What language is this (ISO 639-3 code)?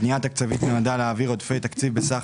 heb